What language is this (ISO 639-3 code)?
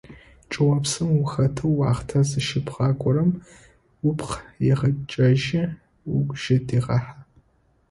ady